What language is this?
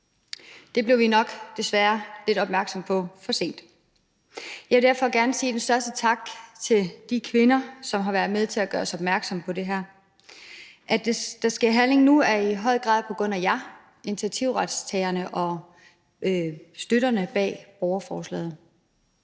Danish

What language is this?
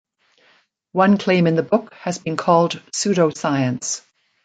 English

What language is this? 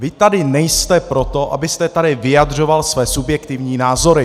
Czech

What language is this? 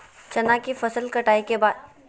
Magahi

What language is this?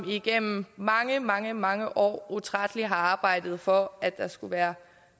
Danish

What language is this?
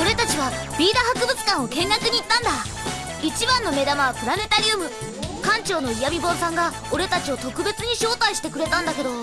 Japanese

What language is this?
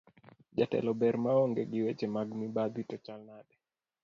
Luo (Kenya and Tanzania)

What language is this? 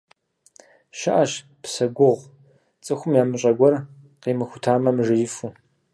Kabardian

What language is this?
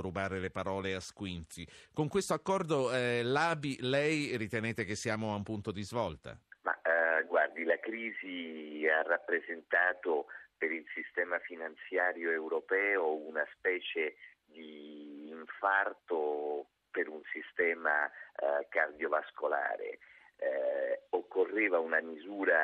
Italian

